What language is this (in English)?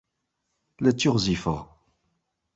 Kabyle